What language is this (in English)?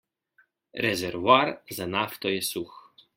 Slovenian